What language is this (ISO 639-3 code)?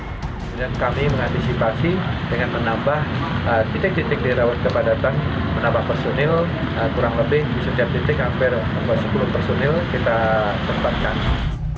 ind